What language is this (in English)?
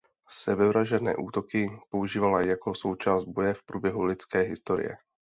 Czech